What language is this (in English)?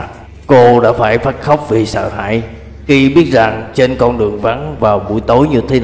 Vietnamese